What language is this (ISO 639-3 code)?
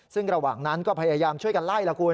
tha